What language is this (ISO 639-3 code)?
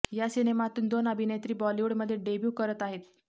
mar